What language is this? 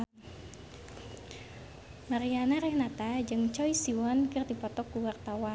Sundanese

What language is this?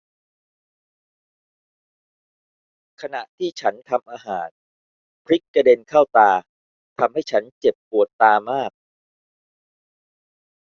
Thai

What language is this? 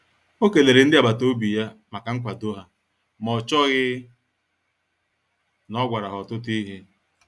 Igbo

